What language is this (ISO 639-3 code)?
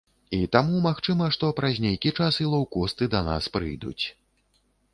bel